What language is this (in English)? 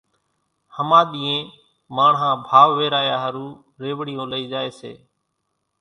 Kachi Koli